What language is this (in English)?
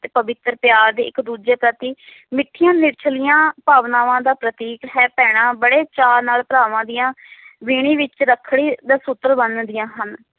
Punjabi